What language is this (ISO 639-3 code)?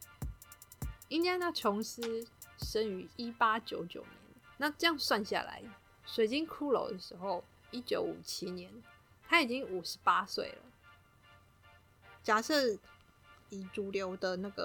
zho